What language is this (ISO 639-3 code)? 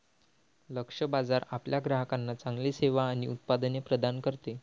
mar